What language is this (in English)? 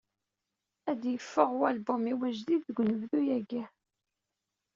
Kabyle